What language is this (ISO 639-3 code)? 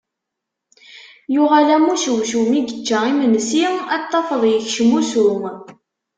kab